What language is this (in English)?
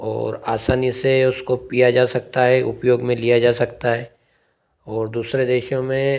Hindi